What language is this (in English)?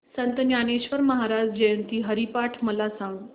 Marathi